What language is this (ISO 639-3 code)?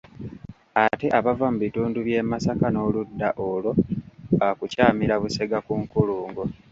lug